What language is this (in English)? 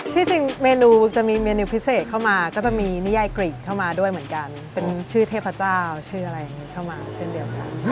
Thai